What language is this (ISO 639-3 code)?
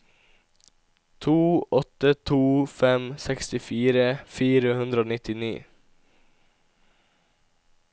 nor